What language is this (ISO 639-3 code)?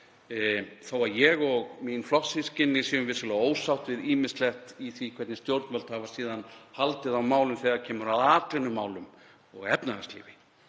isl